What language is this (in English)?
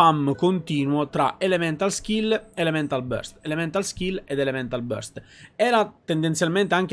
Italian